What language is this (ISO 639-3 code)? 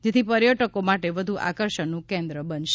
guj